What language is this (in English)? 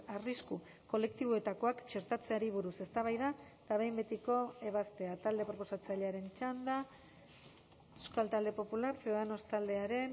Basque